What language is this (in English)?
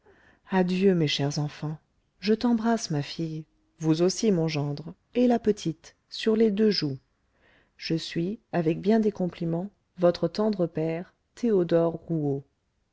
French